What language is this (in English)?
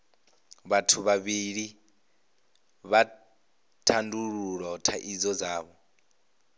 Venda